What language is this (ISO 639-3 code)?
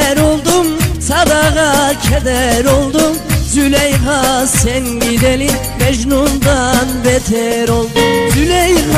tur